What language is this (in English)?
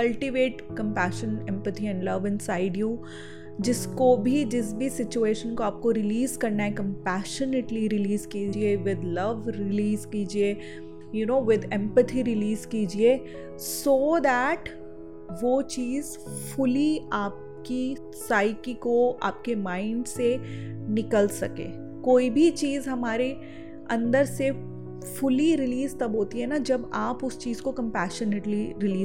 Hindi